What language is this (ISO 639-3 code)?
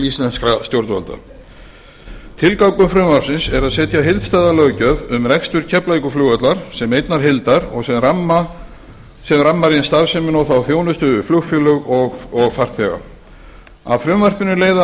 isl